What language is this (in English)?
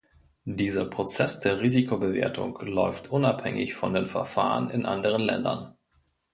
German